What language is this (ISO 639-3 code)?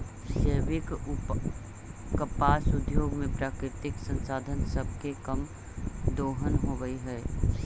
mag